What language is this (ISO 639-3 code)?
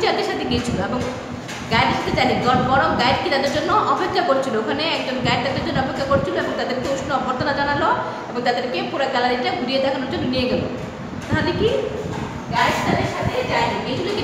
hin